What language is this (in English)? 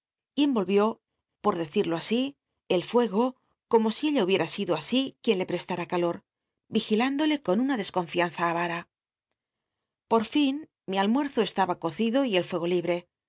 Spanish